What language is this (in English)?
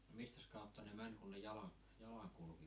Finnish